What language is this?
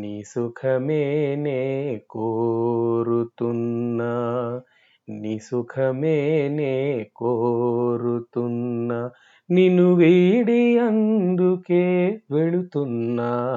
Telugu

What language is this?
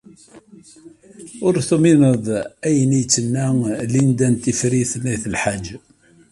Kabyle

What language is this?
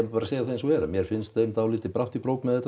Icelandic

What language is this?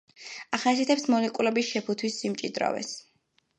Georgian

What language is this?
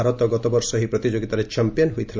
Odia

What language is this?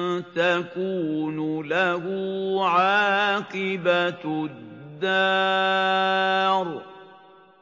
Arabic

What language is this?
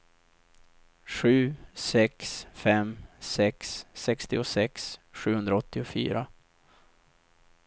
Swedish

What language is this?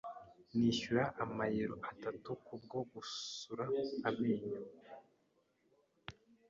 Kinyarwanda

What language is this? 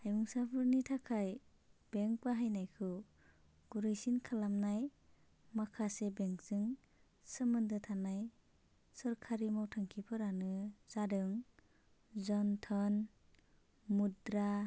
Bodo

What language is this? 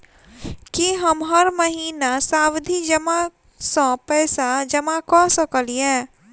Maithili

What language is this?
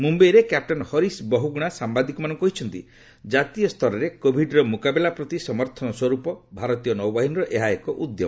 Odia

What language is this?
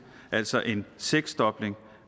Danish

